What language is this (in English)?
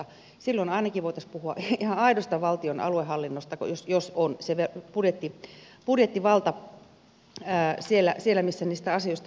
Finnish